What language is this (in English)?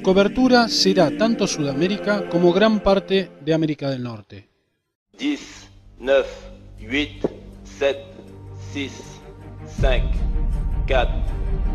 Spanish